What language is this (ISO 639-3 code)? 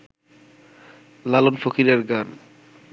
ben